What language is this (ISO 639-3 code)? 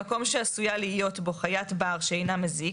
heb